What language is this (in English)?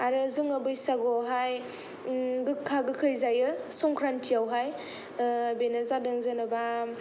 Bodo